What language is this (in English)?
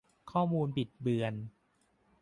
Thai